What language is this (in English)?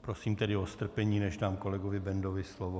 Czech